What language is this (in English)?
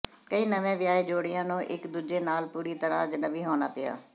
Punjabi